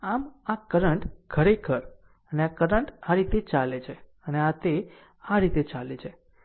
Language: Gujarati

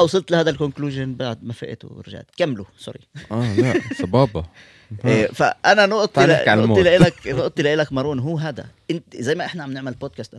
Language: Arabic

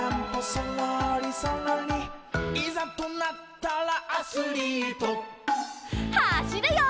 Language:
Japanese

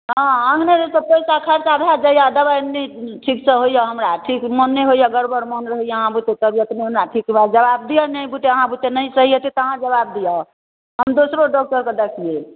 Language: Maithili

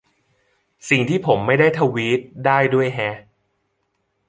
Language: Thai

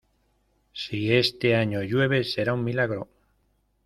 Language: Spanish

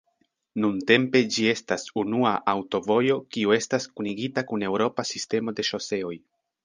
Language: Esperanto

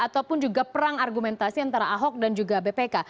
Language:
Indonesian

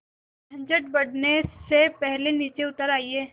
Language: Hindi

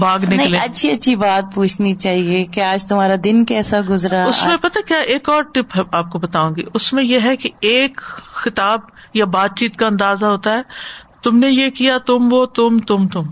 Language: Urdu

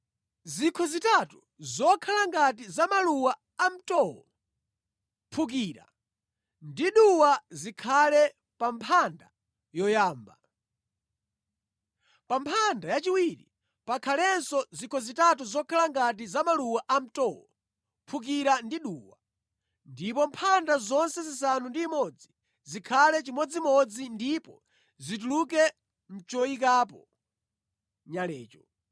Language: Nyanja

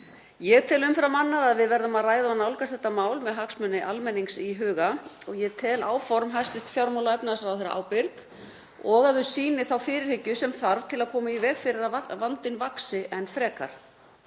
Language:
Icelandic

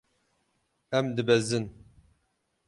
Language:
Kurdish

